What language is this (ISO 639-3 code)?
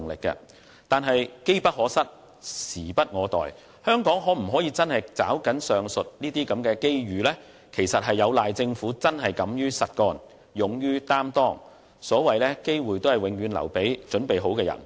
yue